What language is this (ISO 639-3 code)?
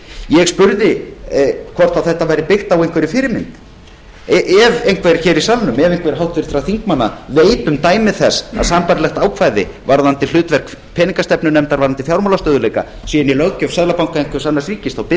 isl